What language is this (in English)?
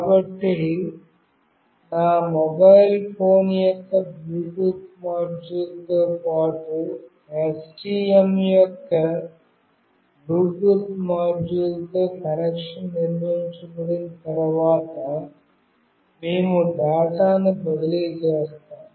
Telugu